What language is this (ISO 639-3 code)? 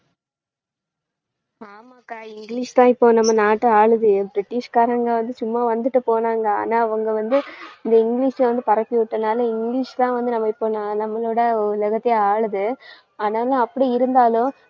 tam